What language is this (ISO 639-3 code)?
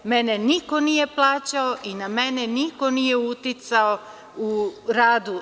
srp